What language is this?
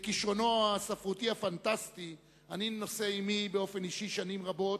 Hebrew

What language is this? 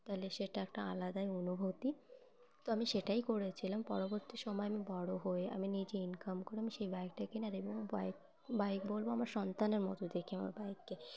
Bangla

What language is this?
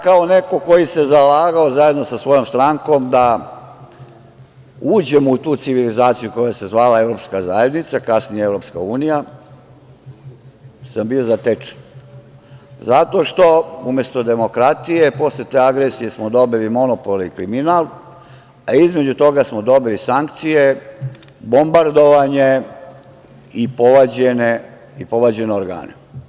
Serbian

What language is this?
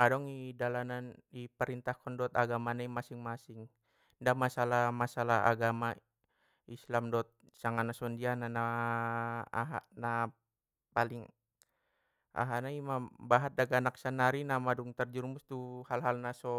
Batak Mandailing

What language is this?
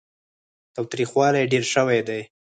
Pashto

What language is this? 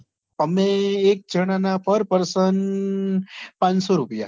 Gujarati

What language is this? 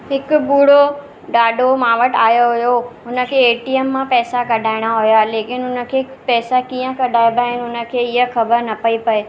Sindhi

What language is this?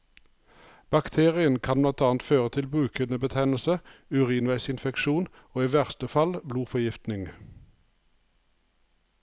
Norwegian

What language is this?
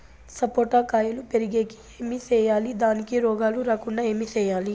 Telugu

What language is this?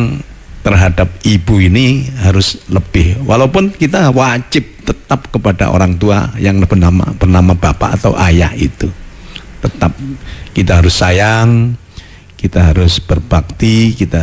Indonesian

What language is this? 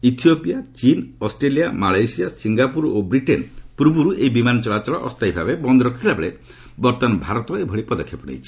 Odia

